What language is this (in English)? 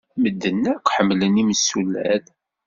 Kabyle